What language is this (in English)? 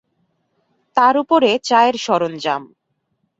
Bangla